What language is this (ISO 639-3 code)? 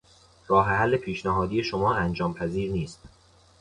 fas